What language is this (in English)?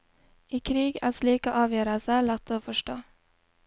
Norwegian